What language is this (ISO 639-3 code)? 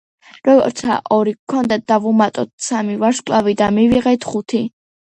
kat